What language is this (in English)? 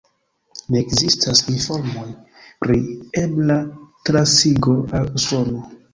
Esperanto